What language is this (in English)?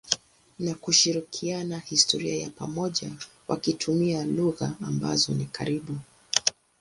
Swahili